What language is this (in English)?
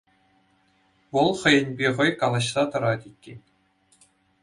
Chuvash